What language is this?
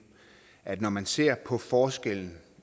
Danish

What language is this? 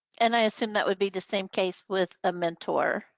English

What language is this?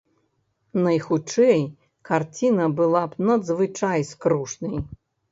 Belarusian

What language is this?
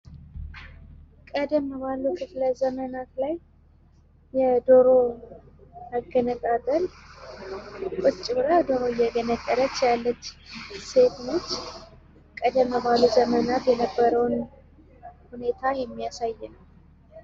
Amharic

